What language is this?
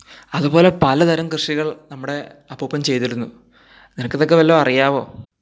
Malayalam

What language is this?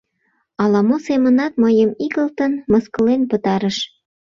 Mari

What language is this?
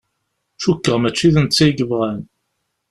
Kabyle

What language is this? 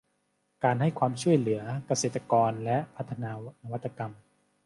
Thai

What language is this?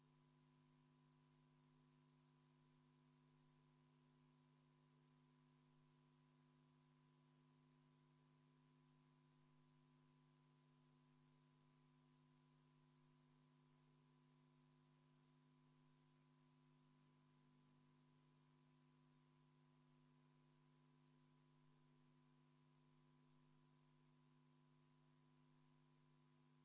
Estonian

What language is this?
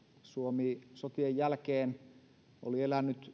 Finnish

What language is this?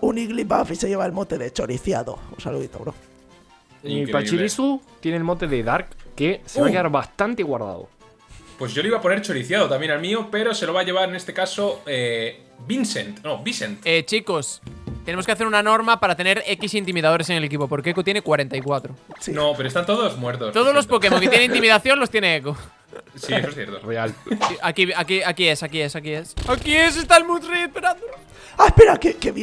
Spanish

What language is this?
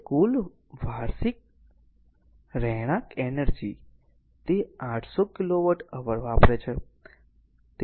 Gujarati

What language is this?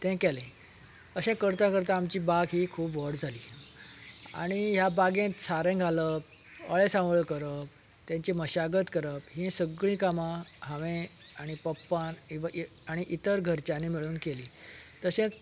Konkani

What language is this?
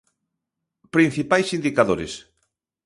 Galician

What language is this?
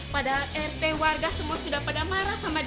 Indonesian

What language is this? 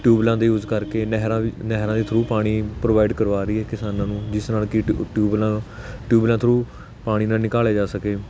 Punjabi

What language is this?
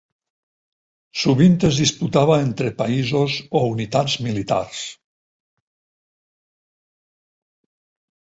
Catalan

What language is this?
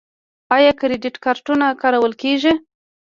Pashto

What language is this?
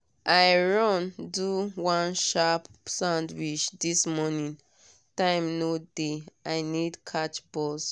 Nigerian Pidgin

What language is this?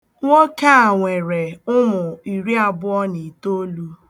Igbo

